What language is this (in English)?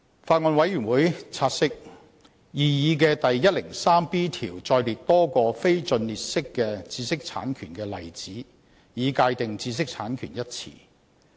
Cantonese